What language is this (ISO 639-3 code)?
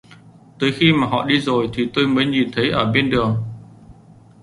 vie